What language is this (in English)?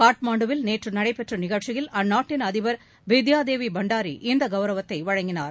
Tamil